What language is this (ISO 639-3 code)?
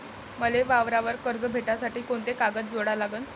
mar